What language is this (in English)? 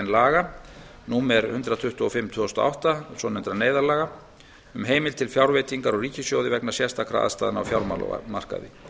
Icelandic